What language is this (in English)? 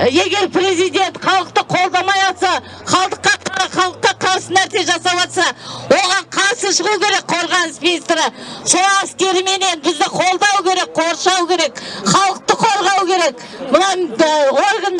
Turkish